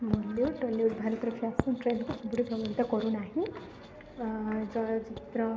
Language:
Odia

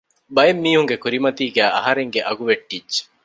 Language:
Divehi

